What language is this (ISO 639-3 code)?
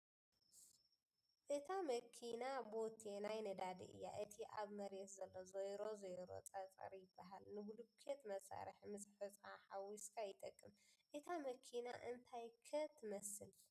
tir